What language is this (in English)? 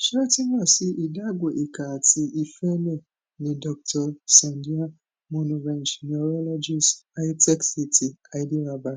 Yoruba